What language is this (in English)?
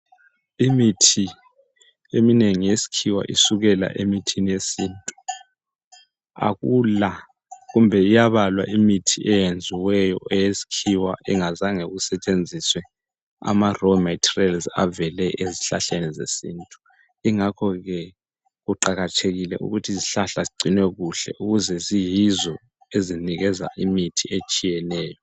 North Ndebele